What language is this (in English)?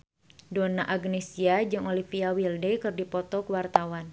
Sundanese